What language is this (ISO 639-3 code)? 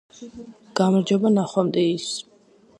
kat